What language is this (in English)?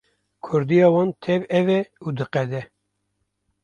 Kurdish